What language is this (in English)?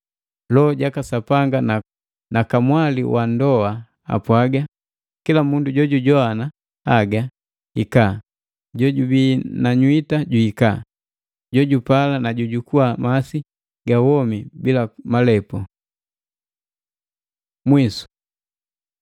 Matengo